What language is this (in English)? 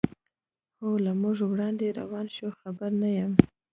Pashto